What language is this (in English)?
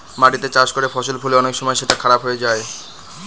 Bangla